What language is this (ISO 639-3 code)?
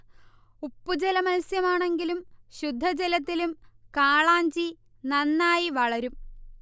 mal